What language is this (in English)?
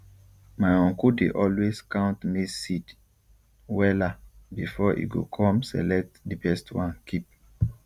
Nigerian Pidgin